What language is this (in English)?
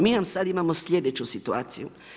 Croatian